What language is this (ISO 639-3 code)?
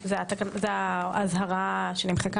heb